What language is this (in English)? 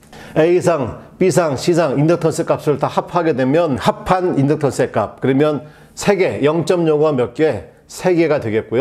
Korean